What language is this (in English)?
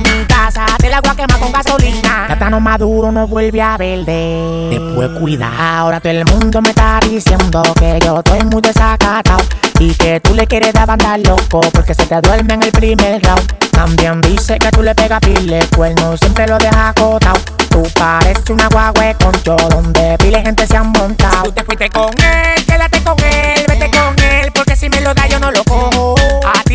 Spanish